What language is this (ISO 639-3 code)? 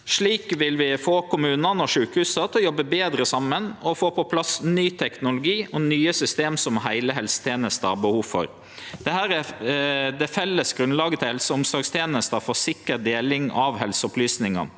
nor